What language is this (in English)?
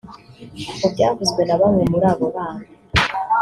Kinyarwanda